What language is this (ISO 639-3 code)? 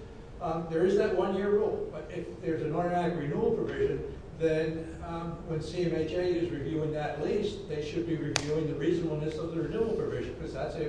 eng